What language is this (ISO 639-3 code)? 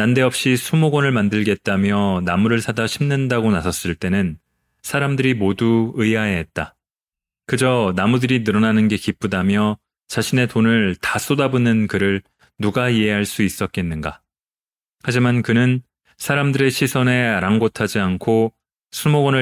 kor